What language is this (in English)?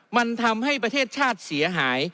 Thai